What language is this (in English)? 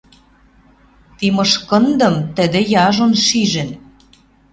Western Mari